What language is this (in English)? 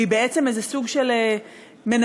Hebrew